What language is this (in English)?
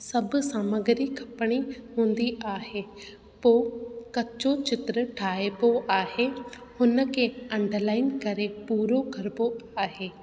Sindhi